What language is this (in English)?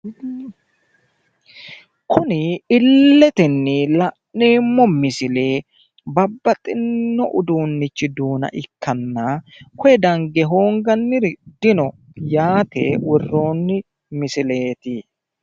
Sidamo